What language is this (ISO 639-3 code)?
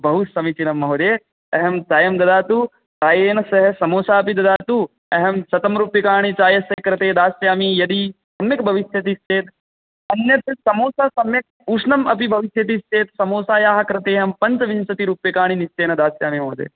san